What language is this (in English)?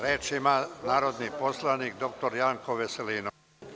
Serbian